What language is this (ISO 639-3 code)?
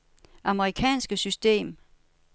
dan